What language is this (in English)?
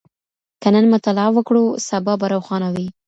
Pashto